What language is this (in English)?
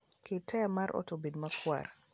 Luo (Kenya and Tanzania)